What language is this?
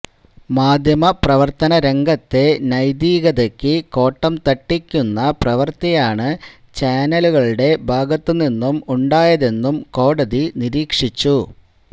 Malayalam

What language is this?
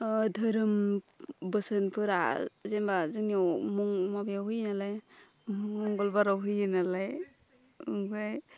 Bodo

